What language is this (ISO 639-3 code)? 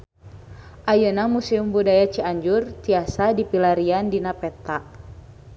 sun